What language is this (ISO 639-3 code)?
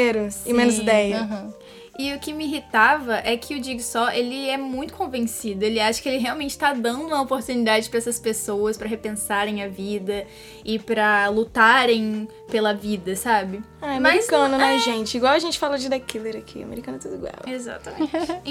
por